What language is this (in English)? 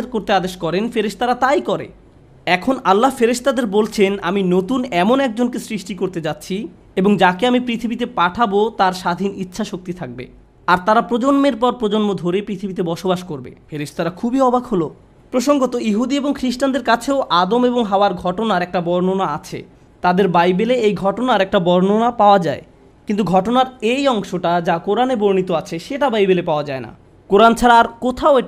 Bangla